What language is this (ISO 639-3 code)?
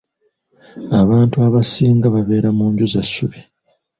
lug